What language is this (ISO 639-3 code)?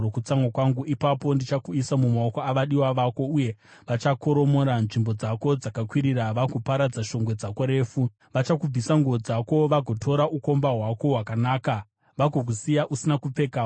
sna